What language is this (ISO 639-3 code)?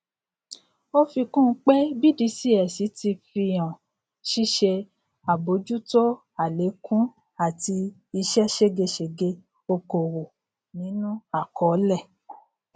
yor